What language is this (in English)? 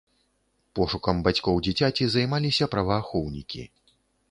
Belarusian